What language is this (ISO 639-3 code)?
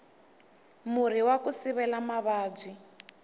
tso